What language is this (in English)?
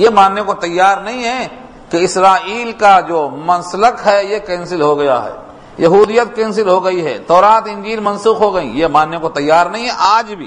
Urdu